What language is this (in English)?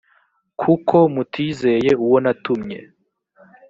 Kinyarwanda